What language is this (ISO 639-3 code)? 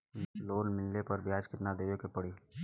bho